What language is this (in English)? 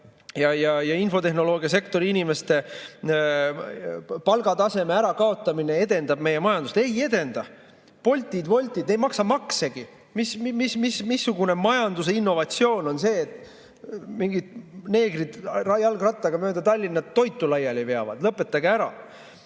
Estonian